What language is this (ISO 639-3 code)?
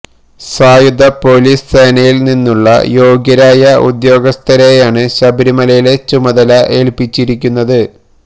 mal